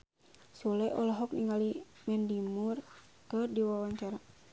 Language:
Sundanese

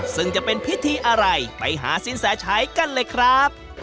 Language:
Thai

